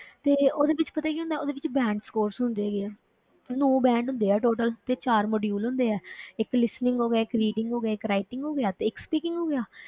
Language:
Punjabi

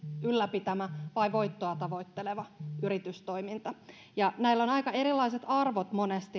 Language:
Finnish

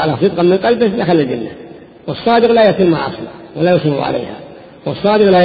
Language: Arabic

